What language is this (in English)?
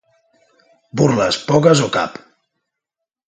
Catalan